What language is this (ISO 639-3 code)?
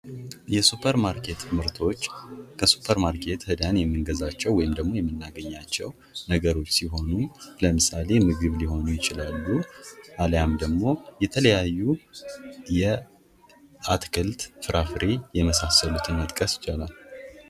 amh